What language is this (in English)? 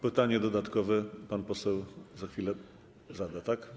Polish